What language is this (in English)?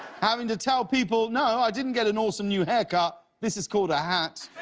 English